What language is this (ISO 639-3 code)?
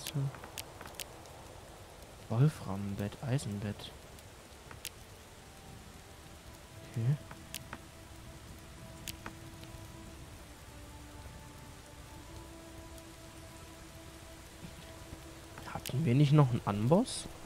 deu